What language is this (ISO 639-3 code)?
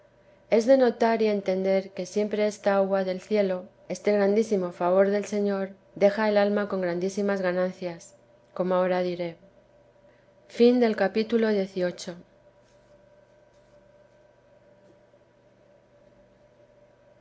spa